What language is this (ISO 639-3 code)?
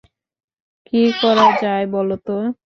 ben